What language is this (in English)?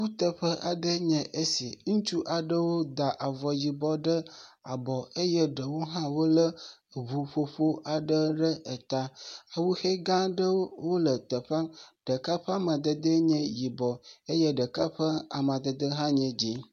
Ewe